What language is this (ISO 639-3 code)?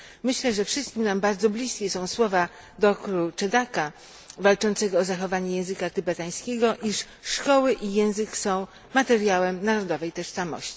pol